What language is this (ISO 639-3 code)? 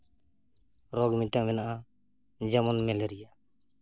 sat